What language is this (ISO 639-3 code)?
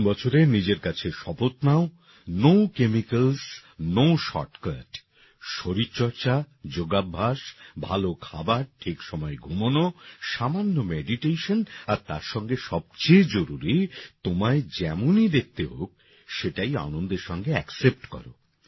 ben